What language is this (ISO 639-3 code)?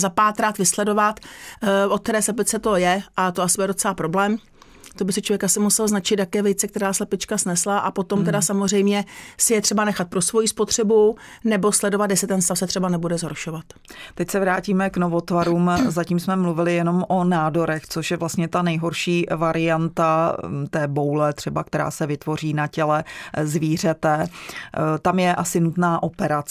ces